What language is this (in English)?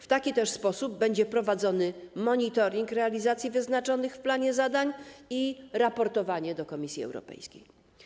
Polish